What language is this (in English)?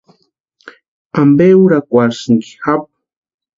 Western Highland Purepecha